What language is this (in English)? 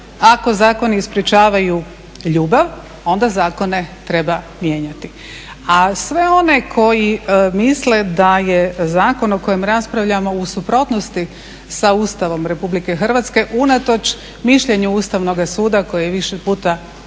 Croatian